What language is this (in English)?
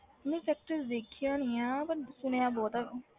Punjabi